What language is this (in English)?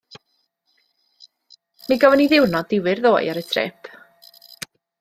Welsh